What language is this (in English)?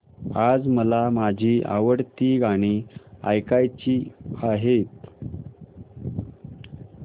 Marathi